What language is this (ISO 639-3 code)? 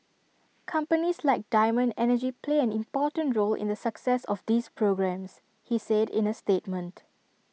eng